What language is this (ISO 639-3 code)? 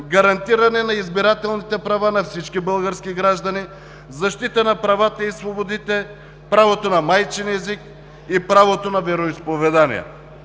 bul